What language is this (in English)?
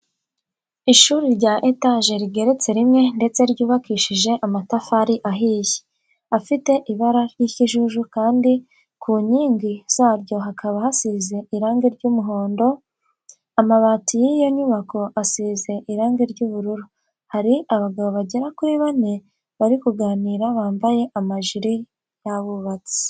Kinyarwanda